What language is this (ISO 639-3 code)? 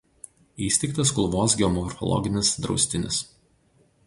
lit